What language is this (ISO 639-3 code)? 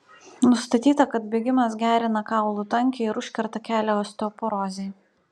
lit